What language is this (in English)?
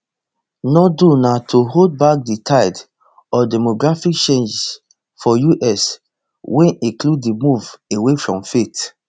Nigerian Pidgin